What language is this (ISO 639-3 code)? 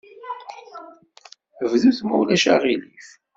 kab